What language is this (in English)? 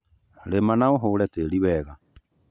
Kikuyu